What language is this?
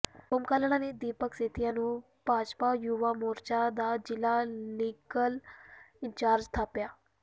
Punjabi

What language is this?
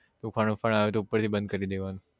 Gujarati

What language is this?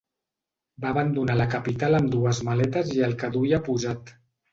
Catalan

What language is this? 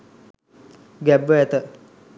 Sinhala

